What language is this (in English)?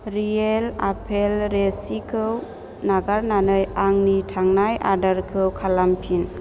Bodo